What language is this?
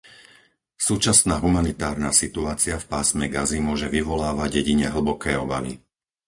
Slovak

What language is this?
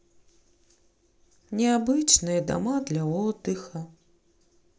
Russian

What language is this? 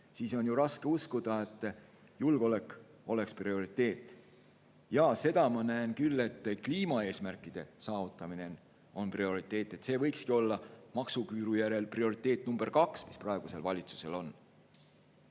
Estonian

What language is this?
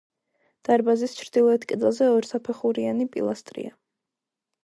Georgian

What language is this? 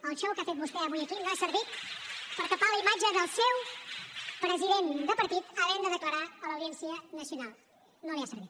Catalan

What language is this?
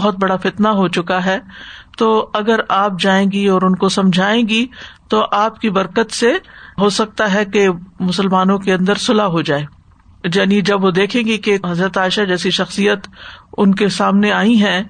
Urdu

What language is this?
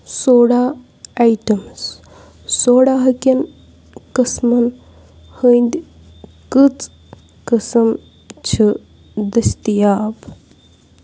Kashmiri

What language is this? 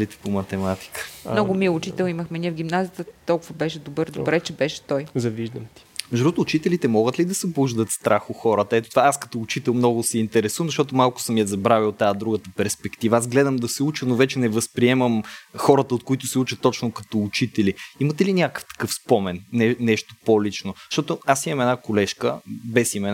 Bulgarian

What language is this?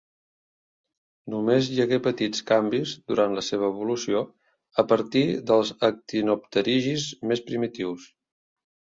Catalan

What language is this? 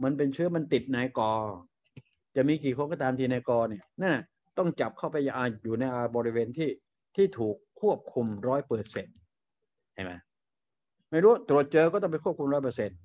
Thai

